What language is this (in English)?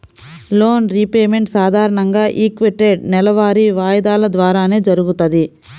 Telugu